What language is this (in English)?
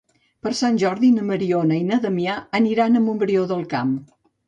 Catalan